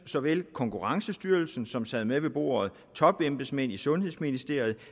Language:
Danish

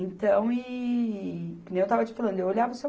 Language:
Portuguese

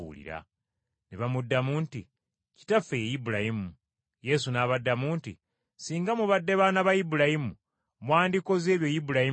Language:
Ganda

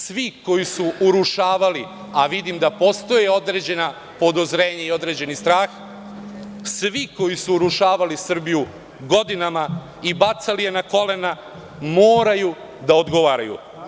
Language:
Serbian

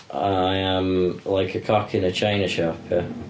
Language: Welsh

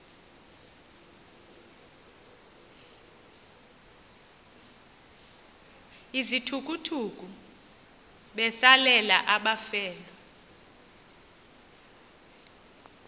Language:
Xhosa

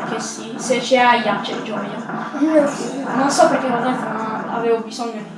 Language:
Italian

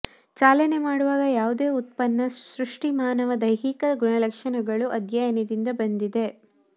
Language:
Kannada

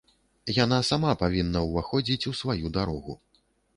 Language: Belarusian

